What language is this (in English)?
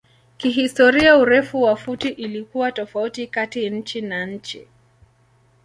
Swahili